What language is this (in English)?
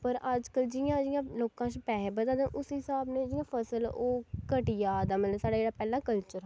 Dogri